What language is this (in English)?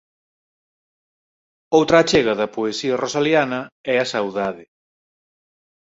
Galician